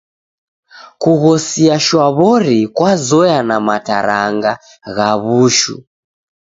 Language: Taita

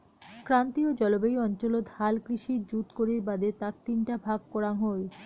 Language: Bangla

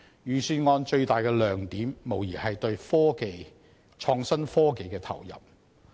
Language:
Cantonese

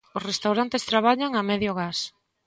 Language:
Galician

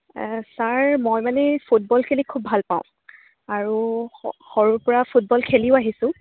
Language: Assamese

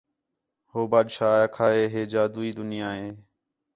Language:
Khetrani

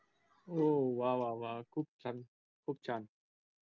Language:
Marathi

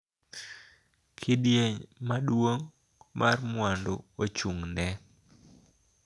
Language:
Luo (Kenya and Tanzania)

